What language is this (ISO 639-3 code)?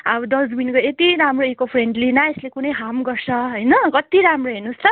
nep